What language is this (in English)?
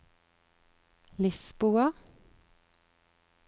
Norwegian